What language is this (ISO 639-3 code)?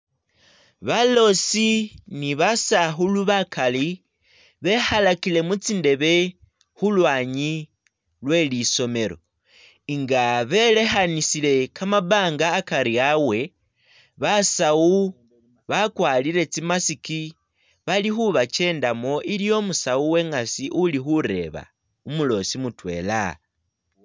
myx